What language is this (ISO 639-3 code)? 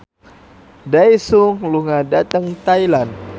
jav